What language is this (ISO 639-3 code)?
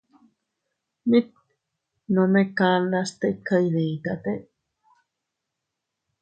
cut